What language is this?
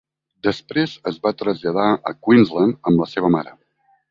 Catalan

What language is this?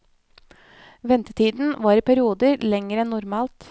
Norwegian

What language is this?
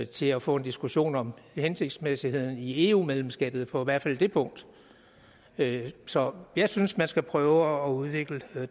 Danish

